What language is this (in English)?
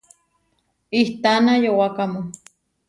Huarijio